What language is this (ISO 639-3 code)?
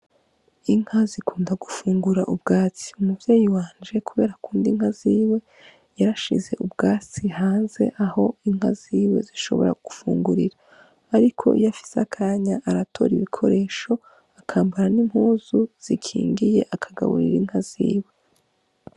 run